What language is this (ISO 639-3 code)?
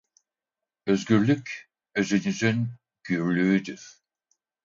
tur